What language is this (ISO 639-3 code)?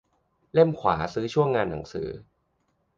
tha